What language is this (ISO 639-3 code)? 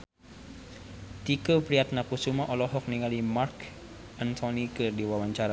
sun